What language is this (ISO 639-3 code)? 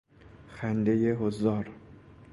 fas